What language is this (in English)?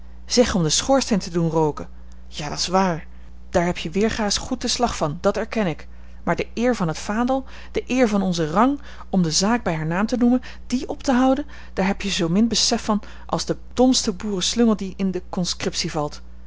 Dutch